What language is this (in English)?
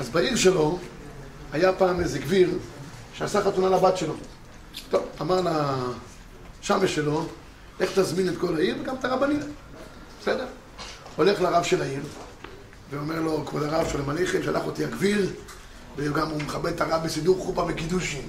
Hebrew